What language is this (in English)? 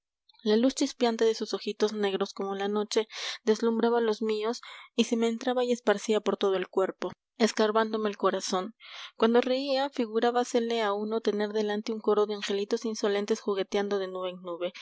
Spanish